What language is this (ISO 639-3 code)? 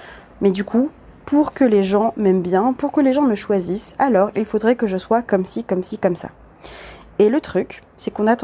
fra